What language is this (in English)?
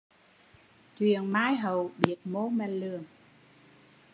Vietnamese